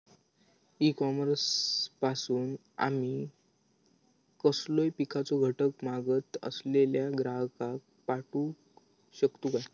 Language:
Marathi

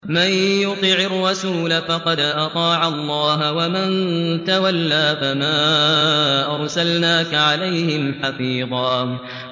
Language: Arabic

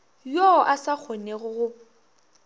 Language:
Northern Sotho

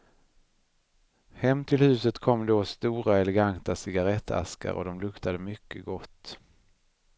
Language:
Swedish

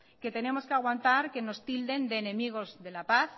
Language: Spanish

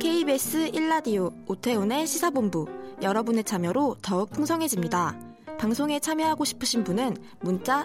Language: Korean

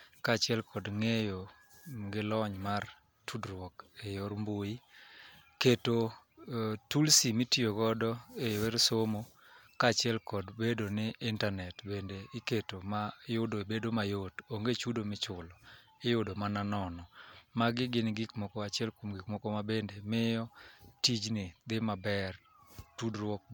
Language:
Luo (Kenya and Tanzania)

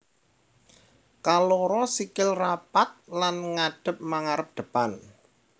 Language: Javanese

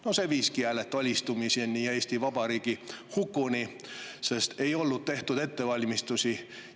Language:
Estonian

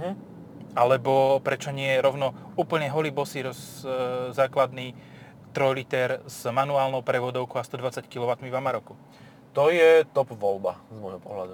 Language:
Slovak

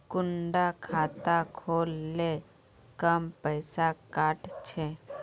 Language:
Magahi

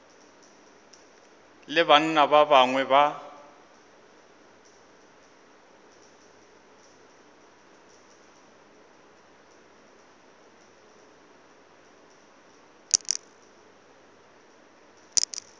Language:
Northern Sotho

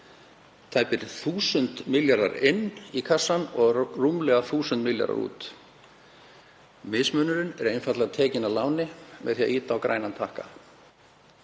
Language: Icelandic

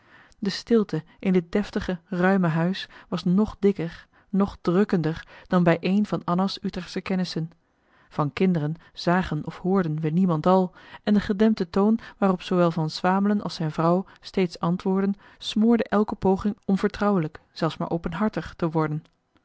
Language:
Dutch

